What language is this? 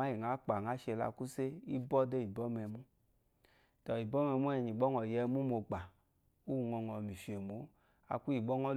Eloyi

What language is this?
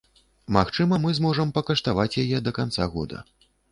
Belarusian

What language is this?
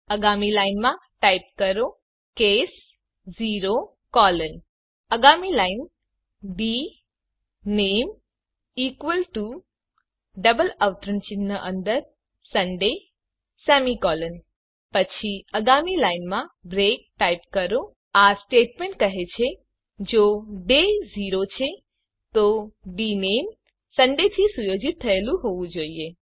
Gujarati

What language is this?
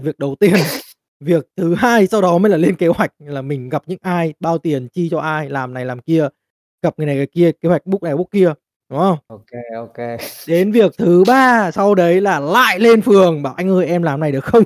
Vietnamese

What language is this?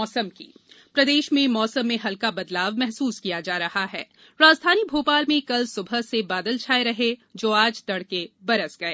Hindi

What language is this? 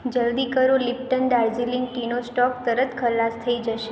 Gujarati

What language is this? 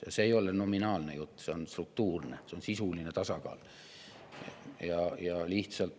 Estonian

